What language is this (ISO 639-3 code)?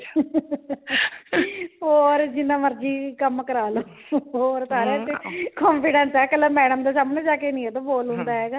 pan